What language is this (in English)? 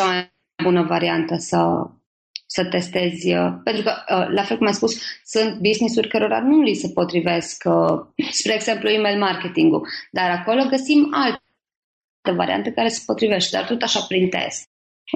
Romanian